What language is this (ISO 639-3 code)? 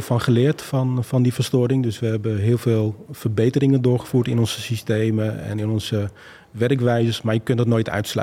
nld